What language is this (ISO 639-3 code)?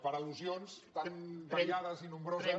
cat